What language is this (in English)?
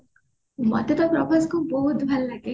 Odia